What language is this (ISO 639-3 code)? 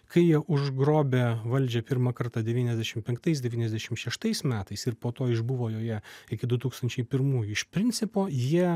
lit